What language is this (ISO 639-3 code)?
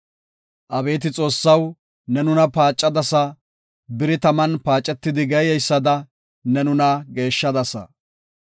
gof